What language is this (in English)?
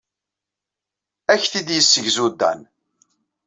Kabyle